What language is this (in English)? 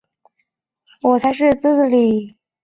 Chinese